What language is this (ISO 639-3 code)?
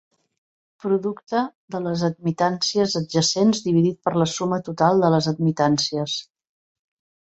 cat